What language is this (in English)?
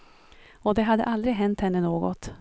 Swedish